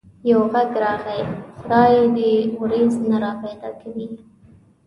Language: Pashto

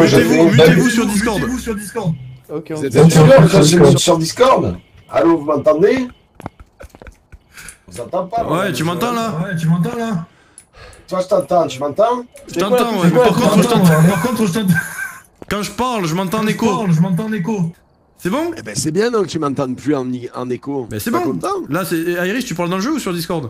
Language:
French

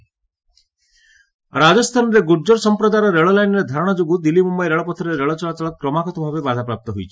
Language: Odia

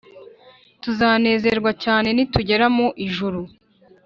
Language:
Kinyarwanda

